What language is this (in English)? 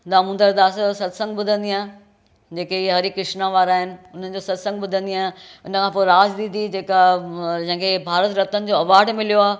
Sindhi